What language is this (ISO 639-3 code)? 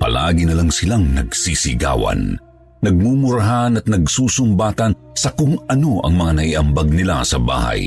fil